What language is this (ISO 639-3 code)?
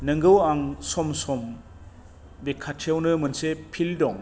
brx